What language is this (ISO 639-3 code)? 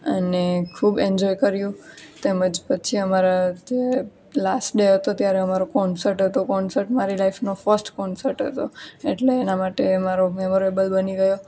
guj